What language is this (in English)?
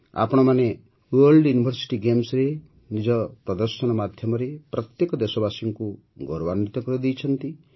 Odia